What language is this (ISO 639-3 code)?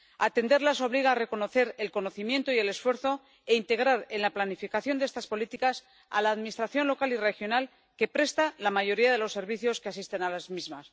spa